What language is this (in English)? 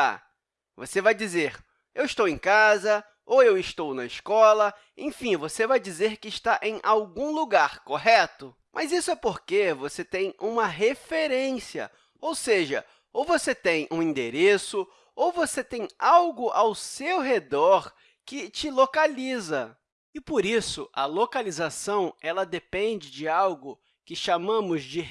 Portuguese